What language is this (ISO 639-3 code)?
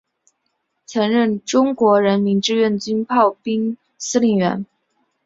zho